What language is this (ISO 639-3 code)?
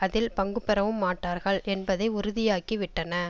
tam